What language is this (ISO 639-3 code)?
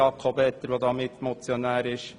gsw